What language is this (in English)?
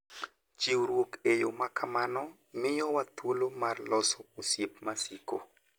Luo (Kenya and Tanzania)